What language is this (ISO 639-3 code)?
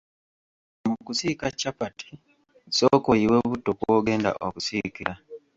lug